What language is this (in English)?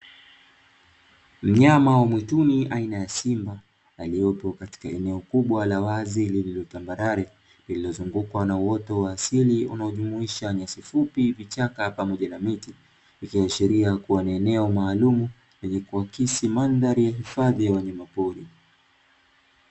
Swahili